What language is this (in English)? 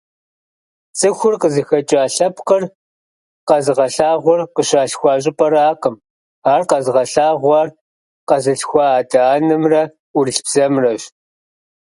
Kabardian